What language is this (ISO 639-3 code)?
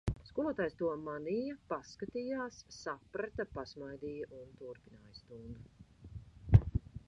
lav